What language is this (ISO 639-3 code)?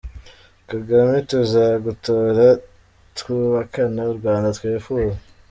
kin